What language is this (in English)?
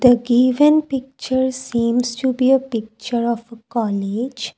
English